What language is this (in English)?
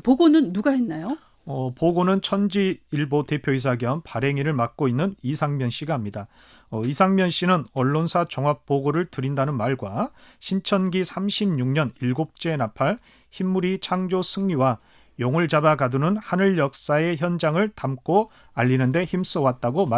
Korean